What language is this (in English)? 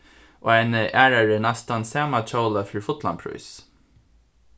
Faroese